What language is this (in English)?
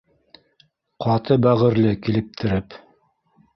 Bashkir